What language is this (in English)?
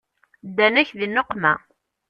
Kabyle